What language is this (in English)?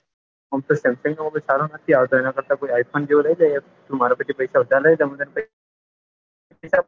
Gujarati